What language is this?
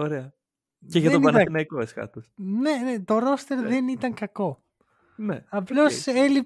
Greek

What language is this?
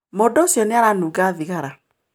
Kikuyu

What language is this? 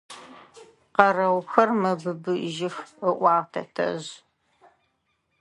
Adyghe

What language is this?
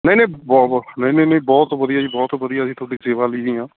Punjabi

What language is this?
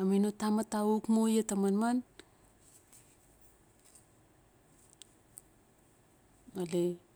Notsi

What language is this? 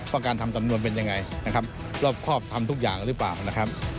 Thai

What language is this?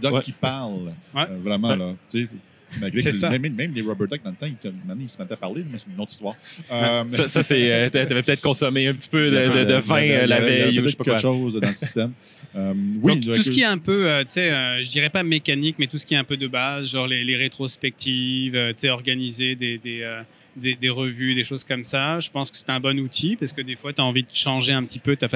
French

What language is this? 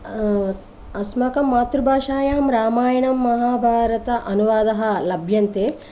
Sanskrit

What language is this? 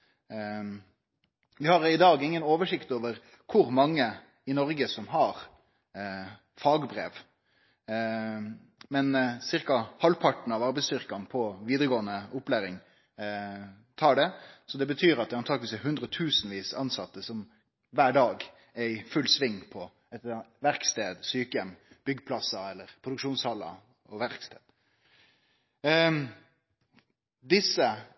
Norwegian Nynorsk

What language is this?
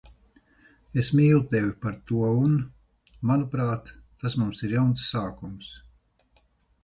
Latvian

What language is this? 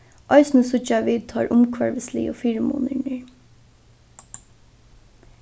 Faroese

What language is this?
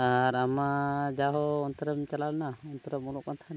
Santali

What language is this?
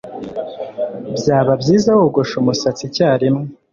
Kinyarwanda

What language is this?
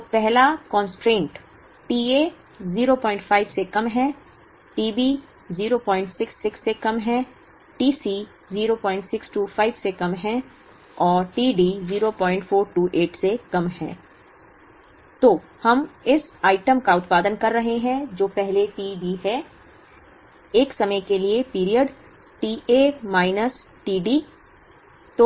Hindi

